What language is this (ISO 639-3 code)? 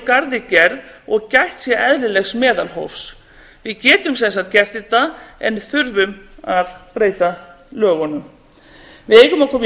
isl